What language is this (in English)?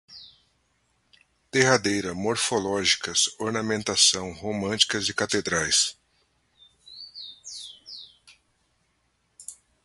Portuguese